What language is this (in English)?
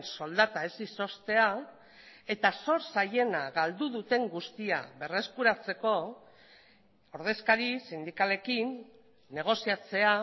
Basque